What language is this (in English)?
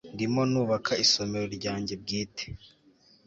Kinyarwanda